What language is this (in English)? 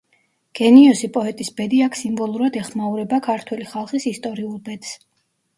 Georgian